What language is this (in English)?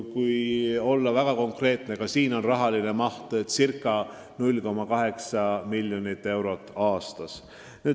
Estonian